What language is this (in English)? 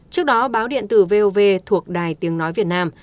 Vietnamese